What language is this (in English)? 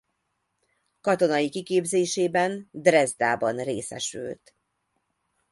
Hungarian